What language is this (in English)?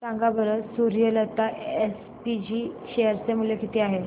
Marathi